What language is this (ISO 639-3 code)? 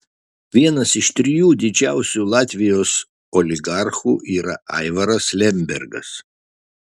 lit